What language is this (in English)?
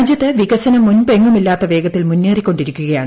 Malayalam